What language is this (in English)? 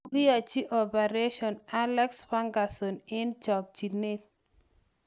Kalenjin